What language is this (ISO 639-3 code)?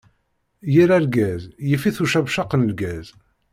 kab